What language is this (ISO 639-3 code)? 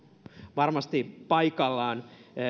fin